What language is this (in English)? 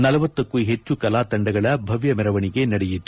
Kannada